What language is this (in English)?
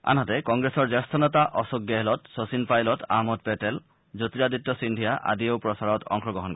Assamese